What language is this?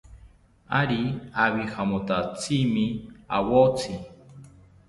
South Ucayali Ashéninka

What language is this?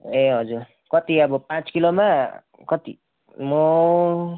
Nepali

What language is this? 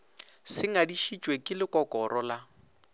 Northern Sotho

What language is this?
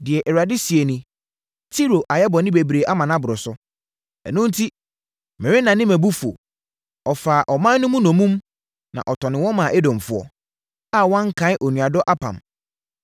Akan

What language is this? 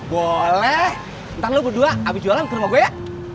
Indonesian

